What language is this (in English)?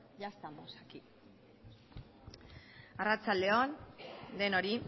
Basque